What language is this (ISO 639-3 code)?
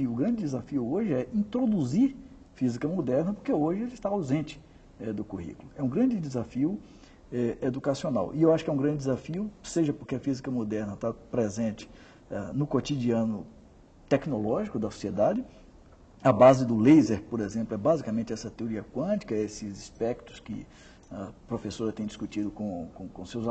por